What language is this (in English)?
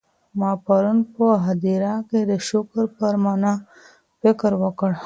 Pashto